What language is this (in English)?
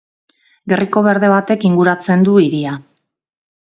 Basque